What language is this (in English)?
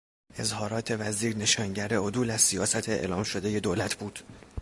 Persian